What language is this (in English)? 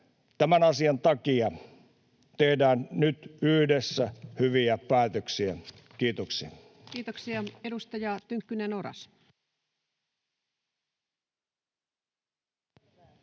Finnish